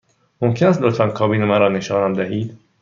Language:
Persian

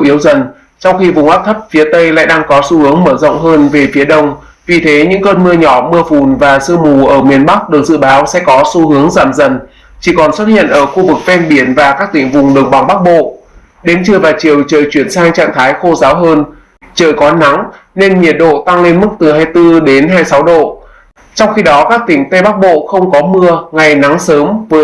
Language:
Vietnamese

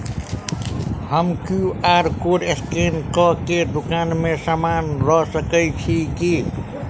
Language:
Maithili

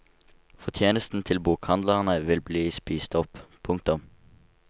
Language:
Norwegian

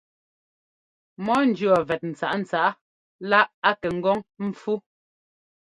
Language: Ngomba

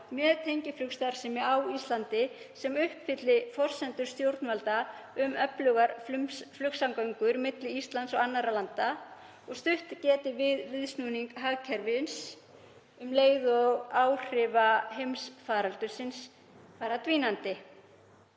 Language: Icelandic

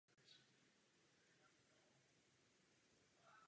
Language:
Czech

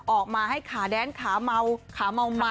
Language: Thai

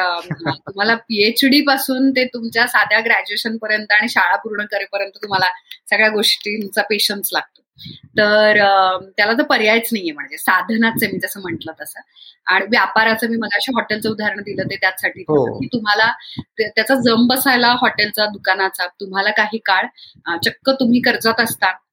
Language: Marathi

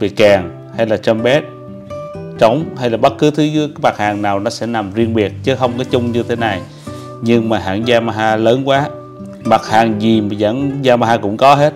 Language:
Vietnamese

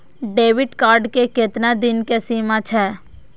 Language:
Maithili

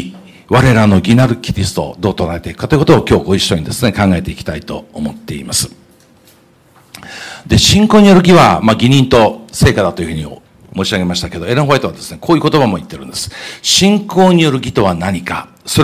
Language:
Japanese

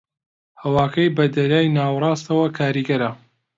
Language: Central Kurdish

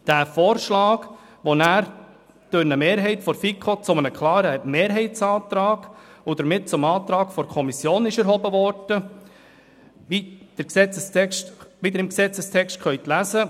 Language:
Swiss German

